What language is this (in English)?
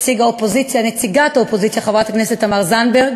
Hebrew